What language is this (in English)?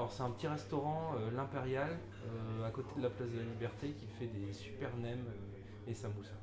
French